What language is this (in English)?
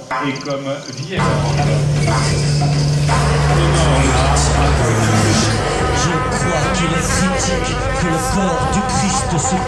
French